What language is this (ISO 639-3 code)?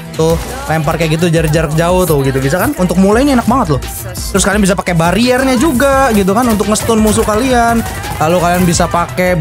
ind